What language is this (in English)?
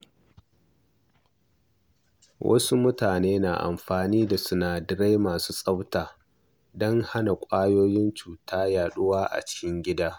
Hausa